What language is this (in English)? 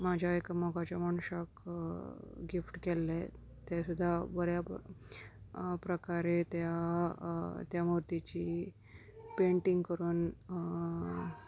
Konkani